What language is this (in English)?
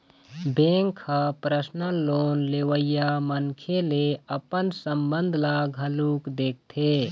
Chhattisgarhi